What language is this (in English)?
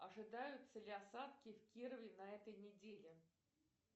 Russian